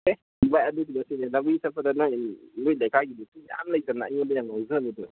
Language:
Manipuri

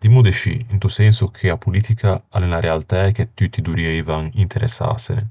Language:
Ligurian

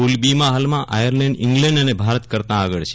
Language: Gujarati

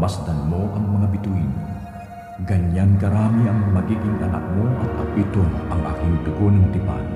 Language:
Filipino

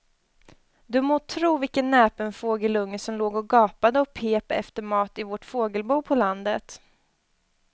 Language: Swedish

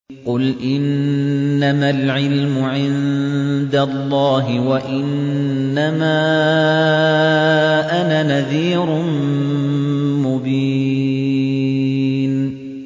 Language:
Arabic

